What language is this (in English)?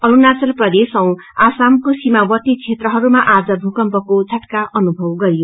Nepali